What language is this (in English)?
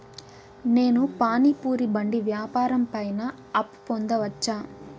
Telugu